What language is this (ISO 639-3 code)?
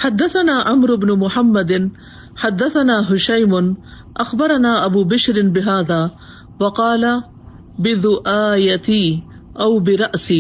urd